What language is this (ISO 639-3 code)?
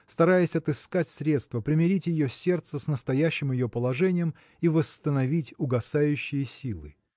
rus